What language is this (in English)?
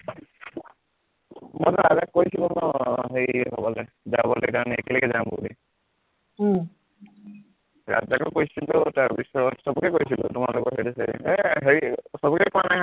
Assamese